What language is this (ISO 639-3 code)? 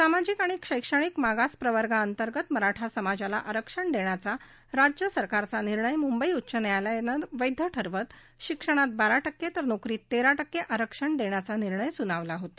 mar